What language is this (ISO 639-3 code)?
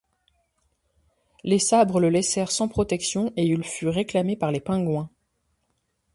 fra